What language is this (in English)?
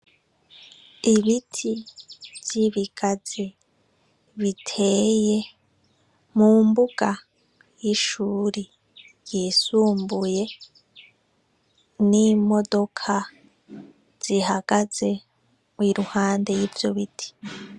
Rundi